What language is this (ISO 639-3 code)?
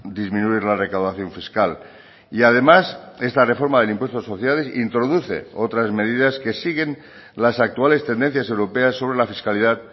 spa